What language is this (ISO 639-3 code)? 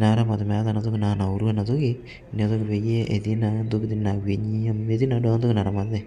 mas